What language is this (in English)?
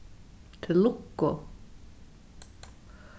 Faroese